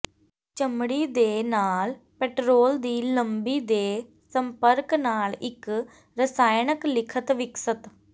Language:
Punjabi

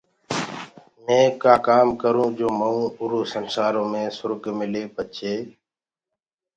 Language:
Gurgula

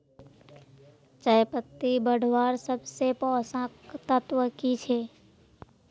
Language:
Magahi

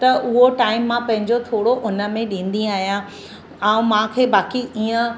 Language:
Sindhi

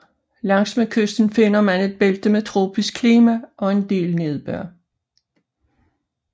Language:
Danish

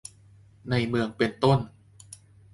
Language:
Thai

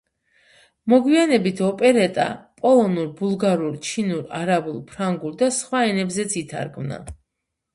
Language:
Georgian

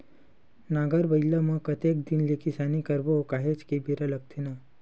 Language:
Chhattisgarhi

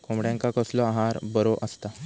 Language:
Marathi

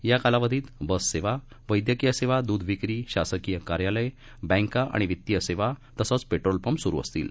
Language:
Marathi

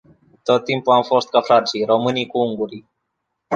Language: Romanian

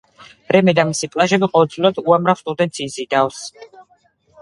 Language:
Georgian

